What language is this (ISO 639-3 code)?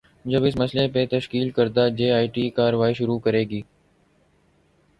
urd